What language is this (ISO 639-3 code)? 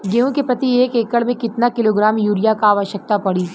bho